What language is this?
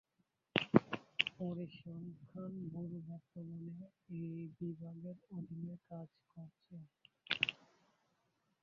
Bangla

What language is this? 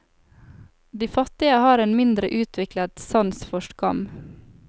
Norwegian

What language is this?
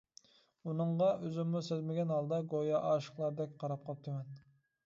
Uyghur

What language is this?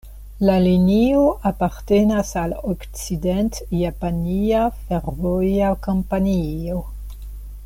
Esperanto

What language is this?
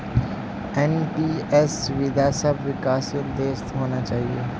Magahi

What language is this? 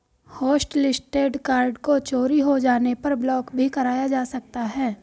Hindi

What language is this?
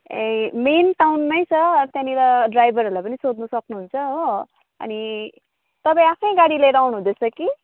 Nepali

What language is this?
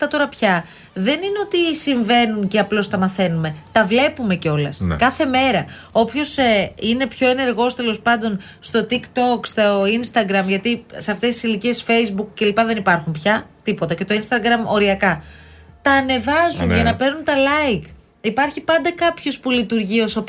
Greek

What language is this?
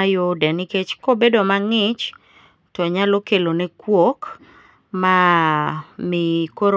Luo (Kenya and Tanzania)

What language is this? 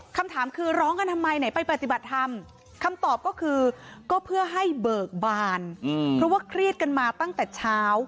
Thai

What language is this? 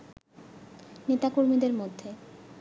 Bangla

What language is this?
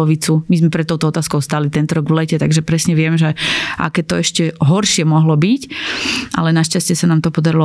Slovak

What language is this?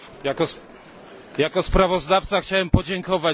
Polish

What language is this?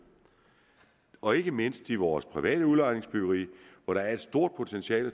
Danish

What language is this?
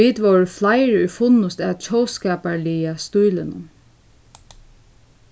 Faroese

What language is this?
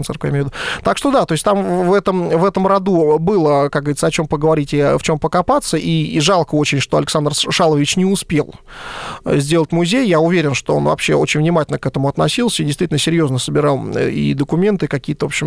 Russian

